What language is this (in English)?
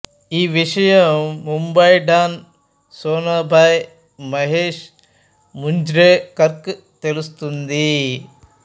Telugu